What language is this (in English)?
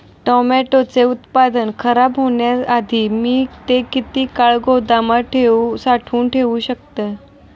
Marathi